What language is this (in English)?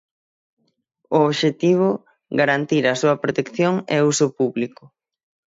Galician